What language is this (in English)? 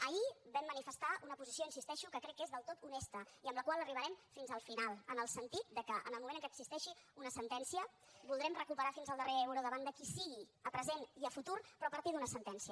Catalan